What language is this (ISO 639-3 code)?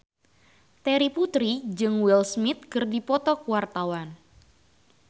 sun